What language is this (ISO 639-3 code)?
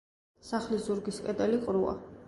kat